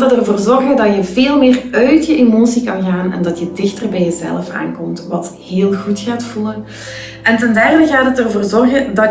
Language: Dutch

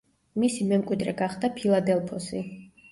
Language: Georgian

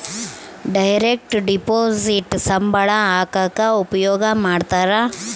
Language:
Kannada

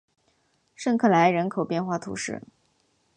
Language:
Chinese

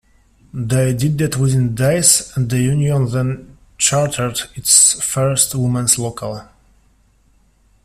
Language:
English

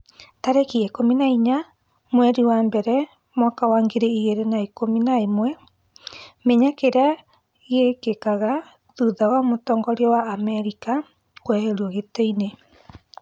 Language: Kikuyu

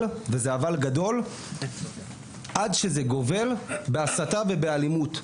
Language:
Hebrew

